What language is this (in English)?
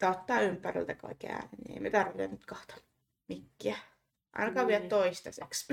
Finnish